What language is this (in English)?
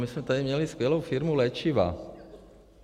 Czech